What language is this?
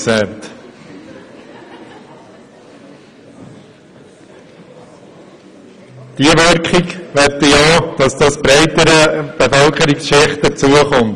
Swiss German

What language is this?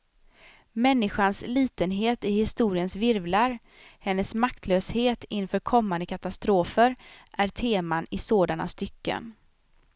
Swedish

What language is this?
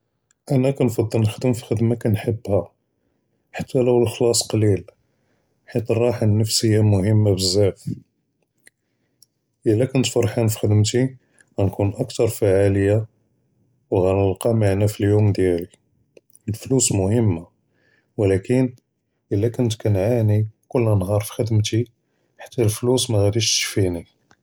Judeo-Arabic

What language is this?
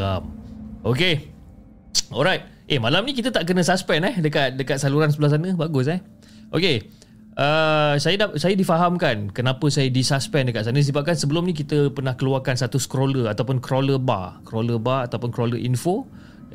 Malay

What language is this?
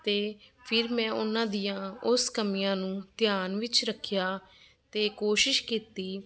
Punjabi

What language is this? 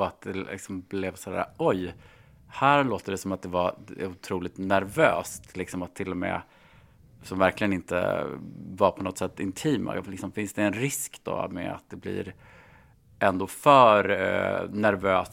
Swedish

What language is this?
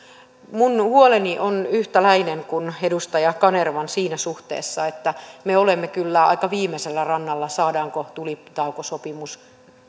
Finnish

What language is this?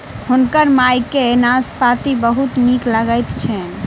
Maithili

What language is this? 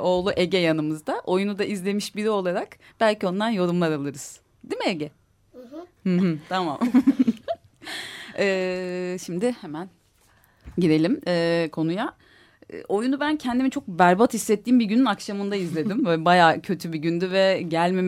Turkish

